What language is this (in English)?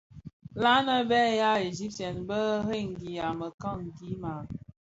Bafia